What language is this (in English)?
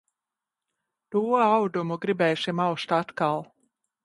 Latvian